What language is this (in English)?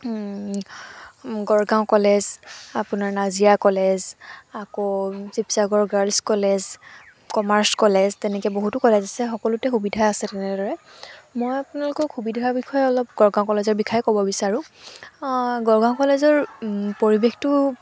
Assamese